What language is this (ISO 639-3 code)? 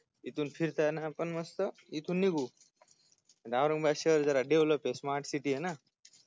mar